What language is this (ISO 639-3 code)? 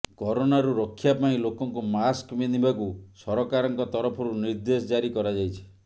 ori